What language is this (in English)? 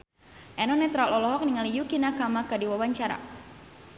Sundanese